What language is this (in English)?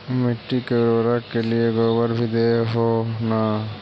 Magahi